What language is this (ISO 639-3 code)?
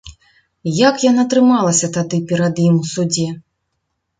bel